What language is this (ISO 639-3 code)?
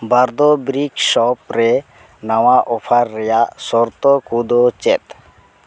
sat